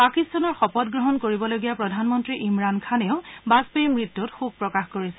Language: Assamese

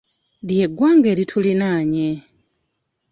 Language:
Ganda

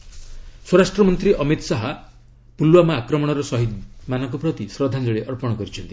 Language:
Odia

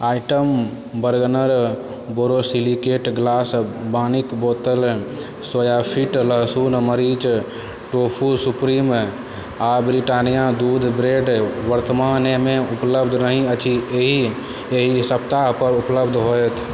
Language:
Maithili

